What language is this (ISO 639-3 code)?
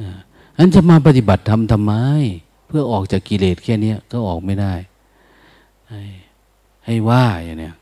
tha